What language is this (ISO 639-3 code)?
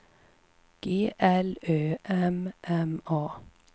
swe